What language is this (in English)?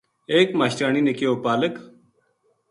Gujari